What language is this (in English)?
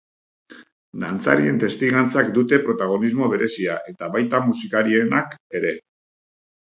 Basque